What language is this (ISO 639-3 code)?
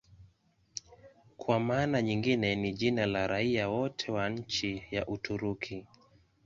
swa